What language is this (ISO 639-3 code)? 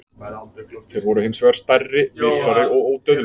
isl